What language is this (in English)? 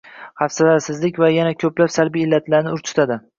Uzbek